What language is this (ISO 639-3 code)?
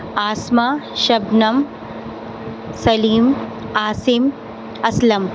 urd